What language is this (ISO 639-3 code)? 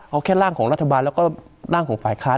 tha